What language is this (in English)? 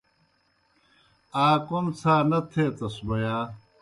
Kohistani Shina